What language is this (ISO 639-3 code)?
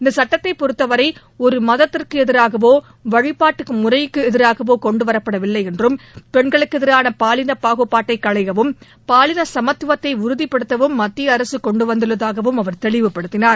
tam